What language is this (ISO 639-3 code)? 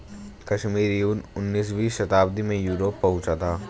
hin